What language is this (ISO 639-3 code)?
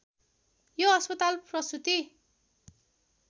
nep